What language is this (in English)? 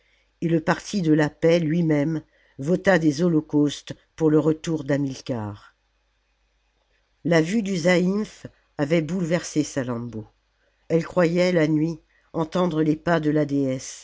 French